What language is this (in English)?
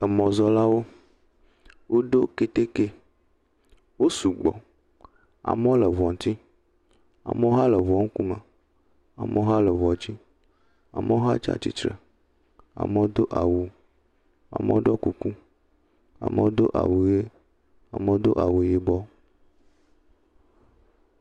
Ewe